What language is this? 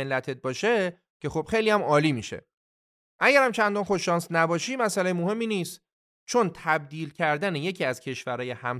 Persian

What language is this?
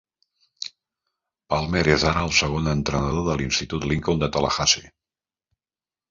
Catalan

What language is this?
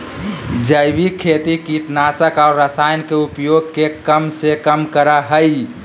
Magahi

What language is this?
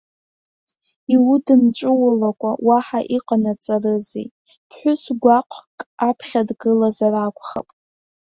Abkhazian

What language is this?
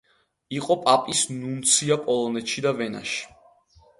Georgian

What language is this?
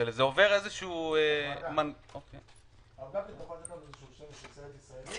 Hebrew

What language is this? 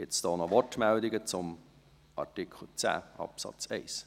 Swiss German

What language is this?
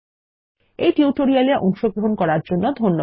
Bangla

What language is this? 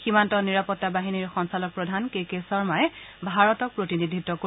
Assamese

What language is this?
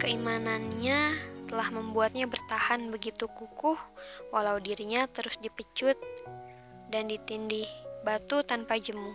Indonesian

